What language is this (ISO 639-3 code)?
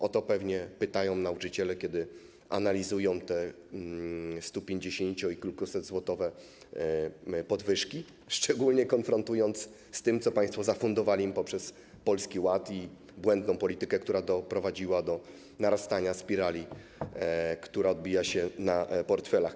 pol